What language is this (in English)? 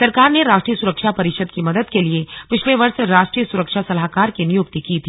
Hindi